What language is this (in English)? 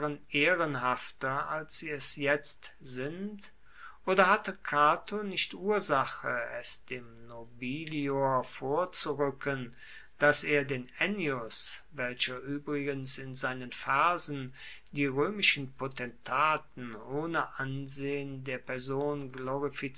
German